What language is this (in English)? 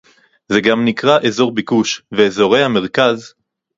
Hebrew